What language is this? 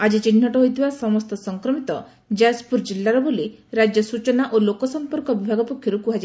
Odia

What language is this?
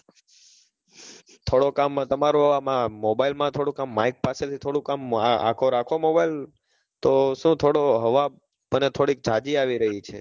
Gujarati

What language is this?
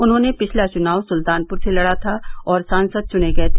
Hindi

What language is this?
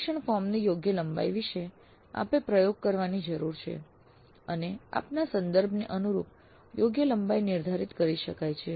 Gujarati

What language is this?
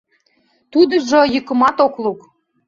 Mari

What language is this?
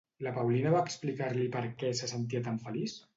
Catalan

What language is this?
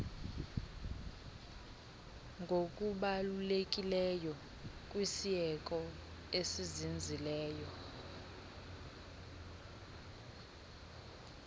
Xhosa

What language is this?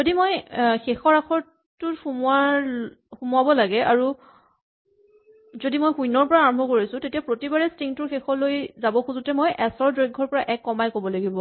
Assamese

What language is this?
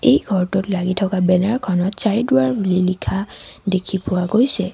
Assamese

